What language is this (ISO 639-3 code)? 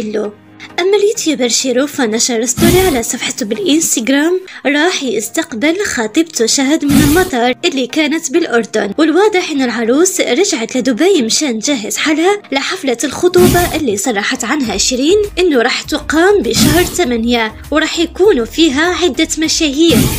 ara